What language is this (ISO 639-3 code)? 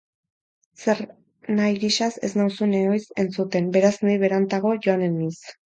eus